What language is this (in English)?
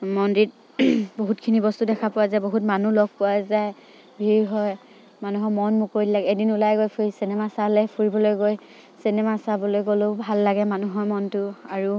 Assamese